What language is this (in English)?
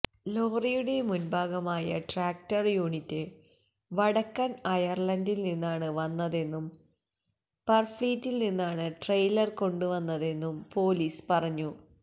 Malayalam